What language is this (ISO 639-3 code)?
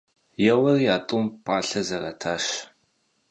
kbd